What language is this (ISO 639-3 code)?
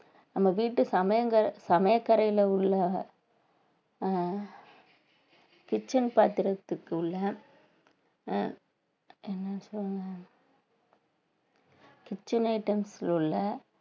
tam